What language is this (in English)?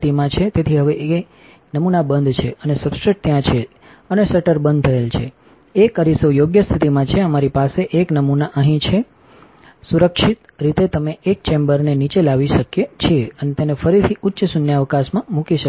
Gujarati